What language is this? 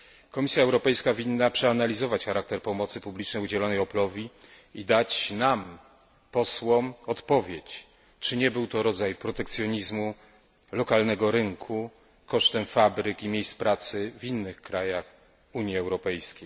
Polish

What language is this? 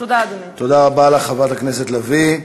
Hebrew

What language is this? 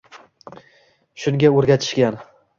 Uzbek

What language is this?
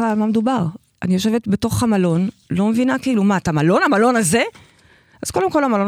Hebrew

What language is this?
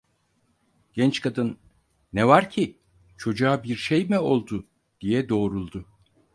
Turkish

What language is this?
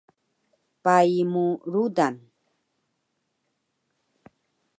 Taroko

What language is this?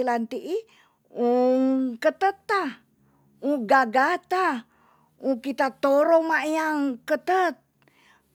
Tonsea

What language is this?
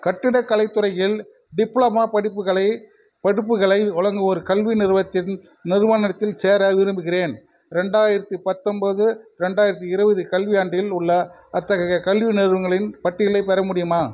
Tamil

